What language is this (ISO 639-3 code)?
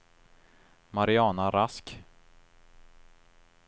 swe